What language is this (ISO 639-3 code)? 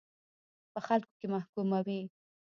pus